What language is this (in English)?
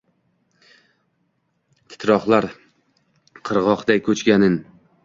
Uzbek